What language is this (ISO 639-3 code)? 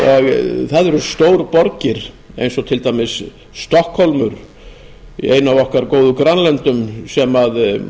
isl